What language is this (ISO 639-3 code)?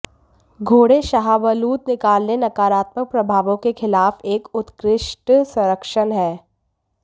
hin